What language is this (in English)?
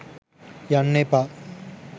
Sinhala